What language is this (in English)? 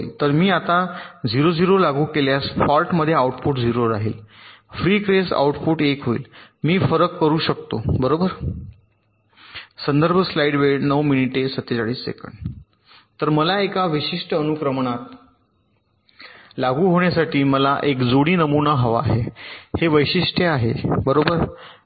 Marathi